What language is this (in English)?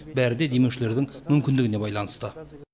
Kazakh